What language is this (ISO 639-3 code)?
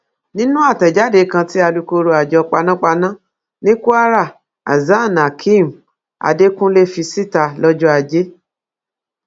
yor